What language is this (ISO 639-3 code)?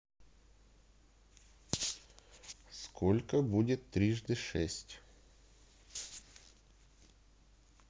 rus